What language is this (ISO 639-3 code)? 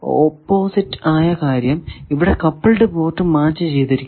mal